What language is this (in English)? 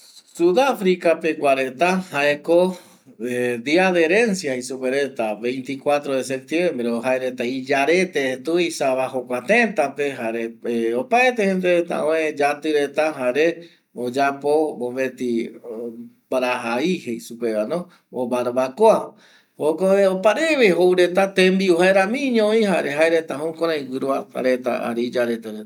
Eastern Bolivian Guaraní